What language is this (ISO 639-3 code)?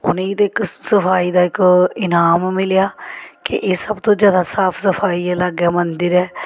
doi